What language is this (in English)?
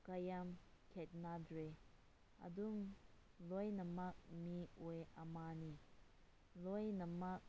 Manipuri